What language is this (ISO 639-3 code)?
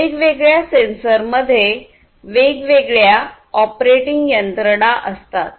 mar